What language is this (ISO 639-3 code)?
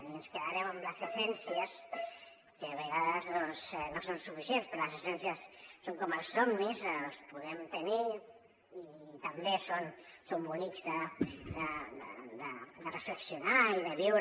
cat